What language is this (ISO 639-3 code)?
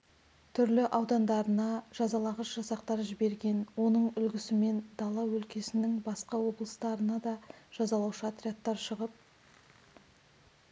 kaz